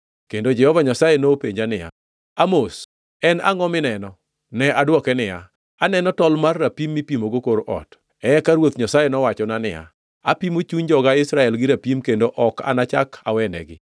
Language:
Luo (Kenya and Tanzania)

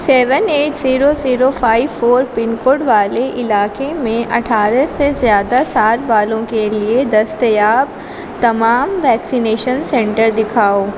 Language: Urdu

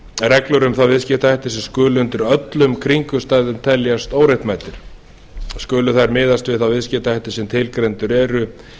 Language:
Icelandic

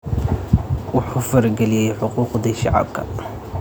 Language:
Somali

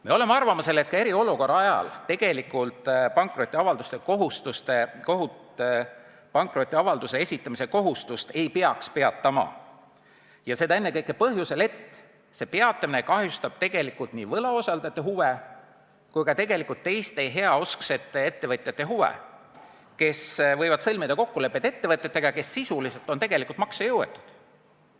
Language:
Estonian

